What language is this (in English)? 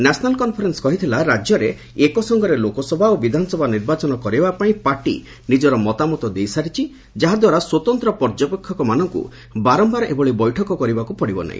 Odia